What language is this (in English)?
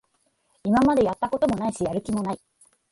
Japanese